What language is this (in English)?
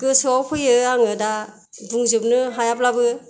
Bodo